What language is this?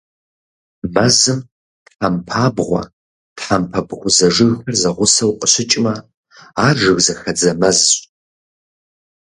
Kabardian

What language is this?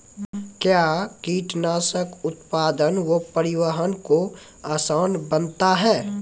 Maithili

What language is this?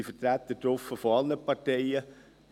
Swiss German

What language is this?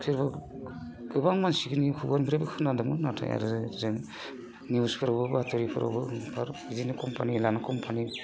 Bodo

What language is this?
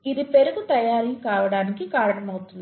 Telugu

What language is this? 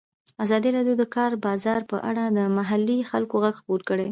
Pashto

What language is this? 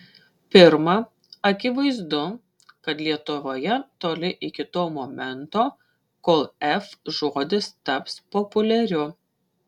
Lithuanian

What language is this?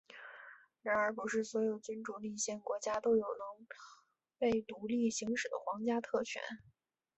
Chinese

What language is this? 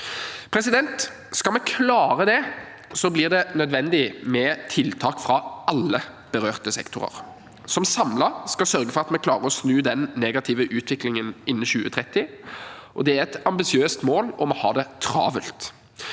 Norwegian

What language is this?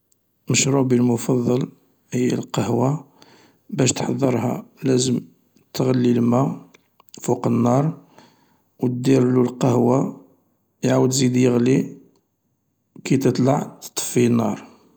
Algerian Arabic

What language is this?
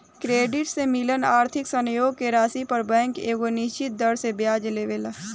Bhojpuri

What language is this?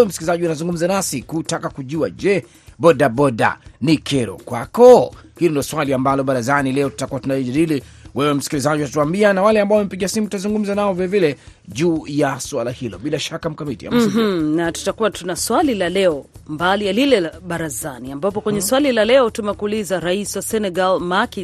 Swahili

